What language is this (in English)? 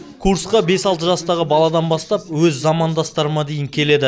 Kazakh